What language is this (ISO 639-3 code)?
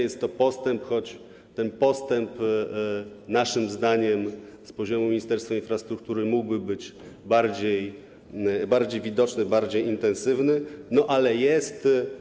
pol